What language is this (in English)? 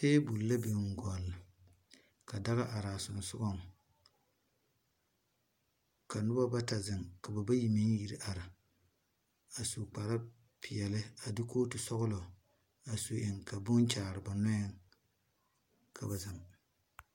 Southern Dagaare